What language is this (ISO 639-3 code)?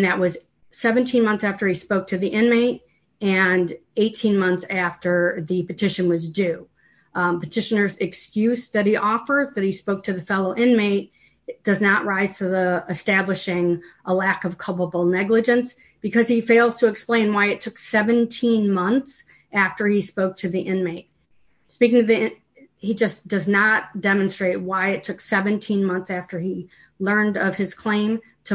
eng